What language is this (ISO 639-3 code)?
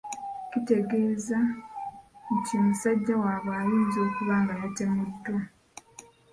lug